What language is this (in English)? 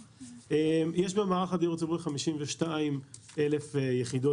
Hebrew